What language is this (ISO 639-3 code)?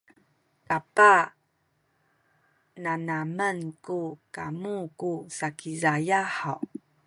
szy